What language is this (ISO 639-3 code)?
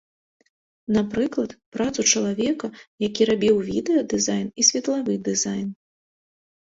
bel